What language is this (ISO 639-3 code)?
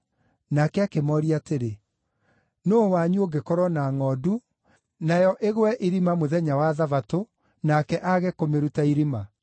kik